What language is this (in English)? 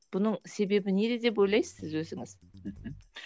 Kazakh